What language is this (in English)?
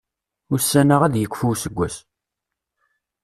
Kabyle